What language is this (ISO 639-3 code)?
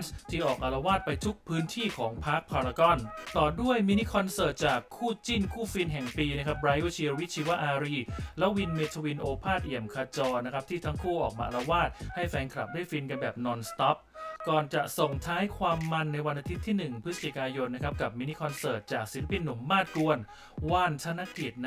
tha